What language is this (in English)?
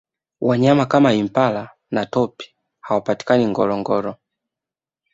Swahili